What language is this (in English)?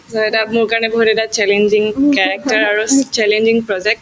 Assamese